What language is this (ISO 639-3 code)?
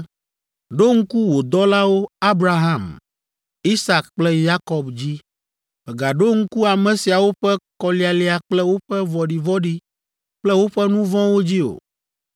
ewe